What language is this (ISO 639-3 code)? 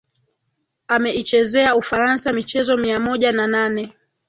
swa